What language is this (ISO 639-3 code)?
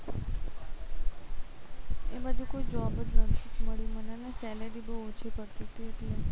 guj